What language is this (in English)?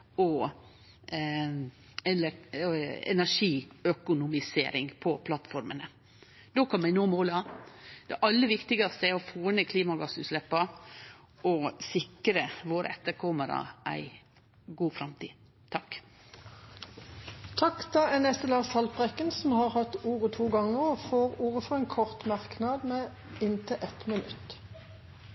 Norwegian